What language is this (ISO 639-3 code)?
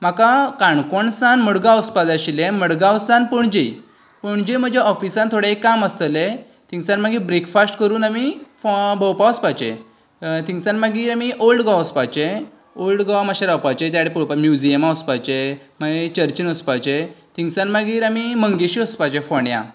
kok